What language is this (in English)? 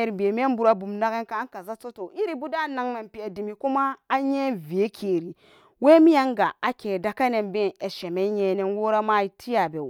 Samba Daka